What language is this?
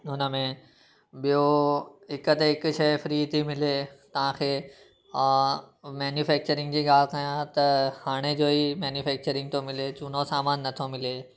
Sindhi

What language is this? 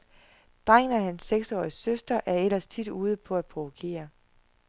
Danish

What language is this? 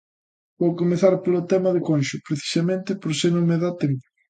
Galician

